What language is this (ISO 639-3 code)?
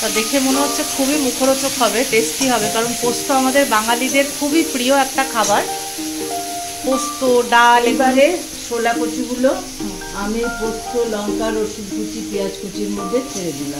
fra